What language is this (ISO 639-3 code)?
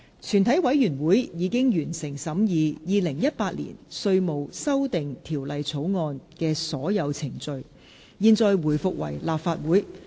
yue